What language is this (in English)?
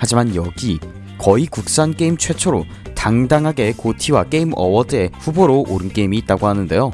Korean